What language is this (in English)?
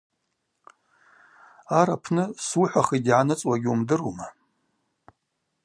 Abaza